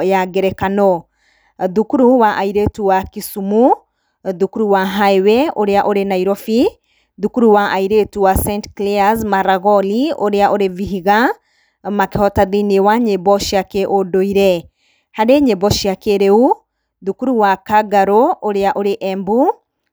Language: Kikuyu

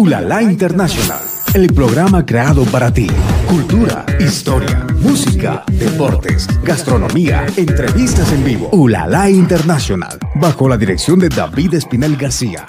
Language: Spanish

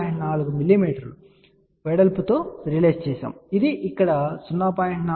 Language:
Telugu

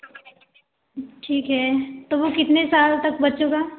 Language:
Hindi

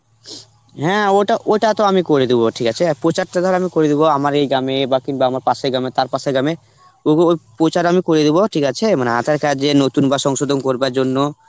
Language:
Bangla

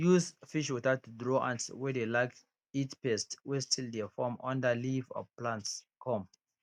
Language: Nigerian Pidgin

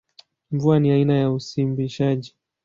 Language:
Swahili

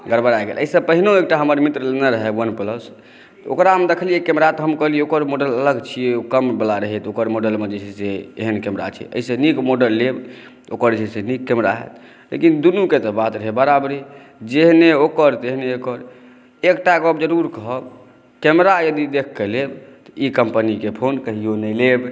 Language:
Maithili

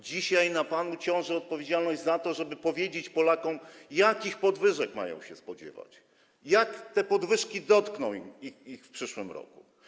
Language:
Polish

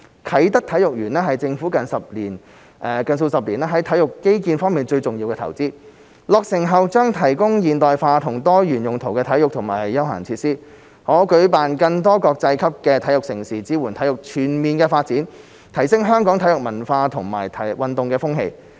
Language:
Cantonese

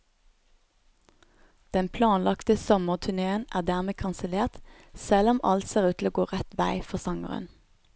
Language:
Norwegian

